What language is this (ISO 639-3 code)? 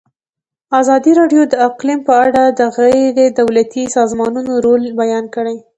pus